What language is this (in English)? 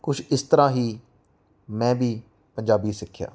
Punjabi